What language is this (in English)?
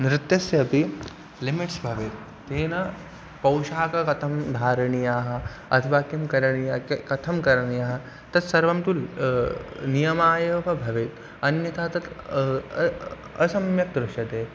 Sanskrit